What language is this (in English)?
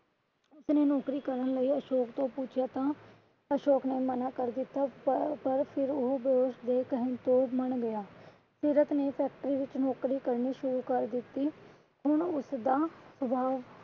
Punjabi